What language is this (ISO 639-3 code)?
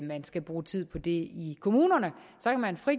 dan